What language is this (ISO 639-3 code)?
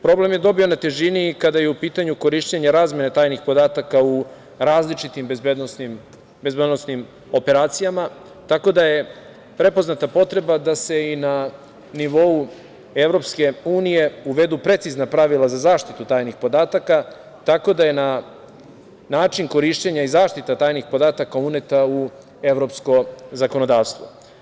srp